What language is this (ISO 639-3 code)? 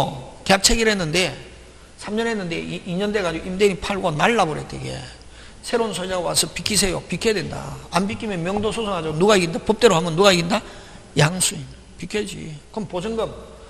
kor